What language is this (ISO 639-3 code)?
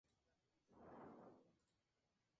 spa